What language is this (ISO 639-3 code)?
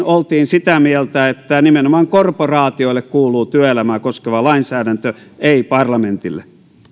fin